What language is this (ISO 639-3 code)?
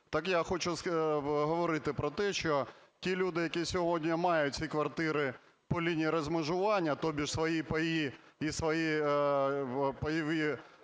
ukr